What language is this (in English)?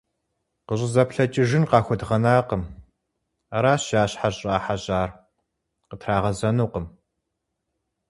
Kabardian